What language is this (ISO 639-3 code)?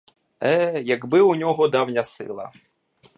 ukr